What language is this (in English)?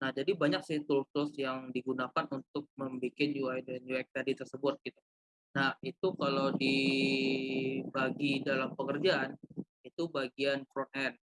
Indonesian